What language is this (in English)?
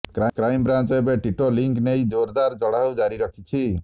Odia